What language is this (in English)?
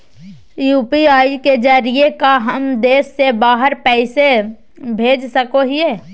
Magahi